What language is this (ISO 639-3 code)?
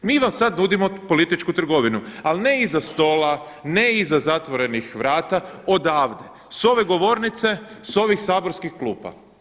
hrv